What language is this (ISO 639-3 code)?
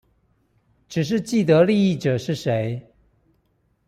zho